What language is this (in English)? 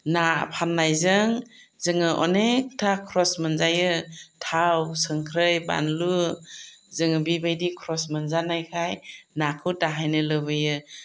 Bodo